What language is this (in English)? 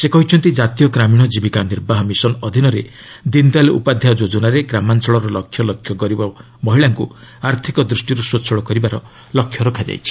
Odia